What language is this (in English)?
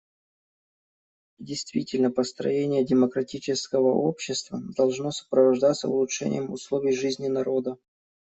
Russian